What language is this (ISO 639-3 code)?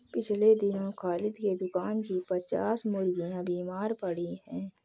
hin